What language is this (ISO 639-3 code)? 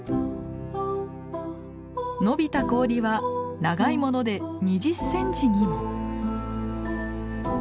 jpn